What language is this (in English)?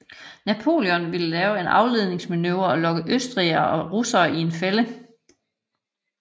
Danish